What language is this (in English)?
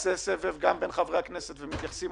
Hebrew